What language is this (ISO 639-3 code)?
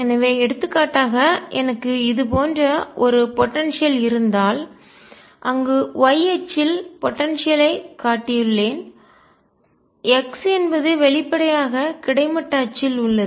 tam